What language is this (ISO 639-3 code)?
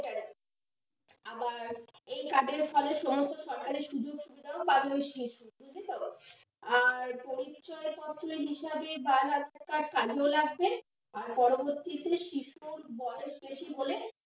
ben